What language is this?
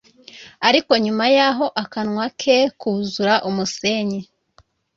Kinyarwanda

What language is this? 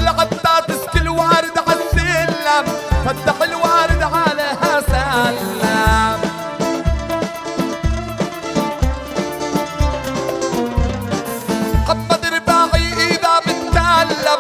Arabic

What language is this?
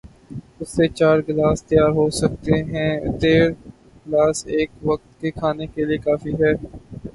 Urdu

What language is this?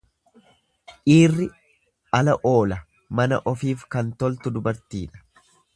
Oromo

